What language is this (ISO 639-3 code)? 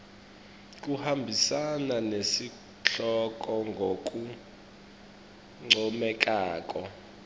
ssw